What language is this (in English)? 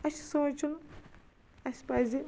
Kashmiri